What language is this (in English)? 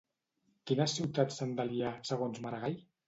Catalan